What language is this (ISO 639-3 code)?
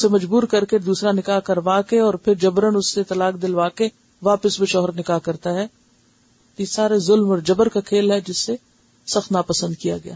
urd